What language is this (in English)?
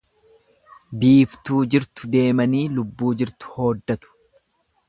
Oromo